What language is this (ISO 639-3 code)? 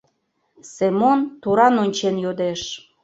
chm